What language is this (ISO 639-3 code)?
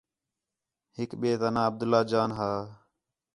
xhe